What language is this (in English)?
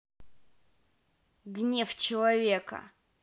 Russian